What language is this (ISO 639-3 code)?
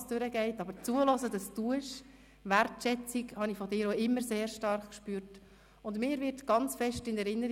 gsw